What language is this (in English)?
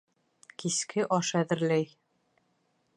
Bashkir